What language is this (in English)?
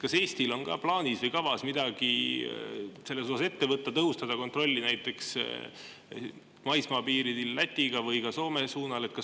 Estonian